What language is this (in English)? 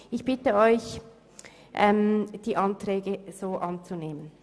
Swiss German